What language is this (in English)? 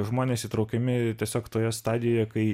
Lithuanian